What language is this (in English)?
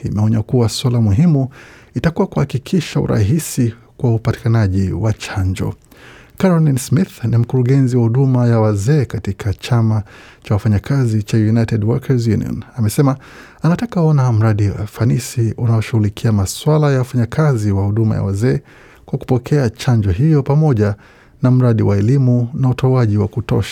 Swahili